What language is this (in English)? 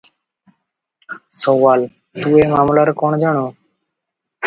Odia